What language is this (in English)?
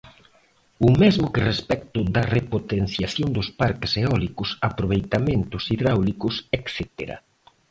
Galician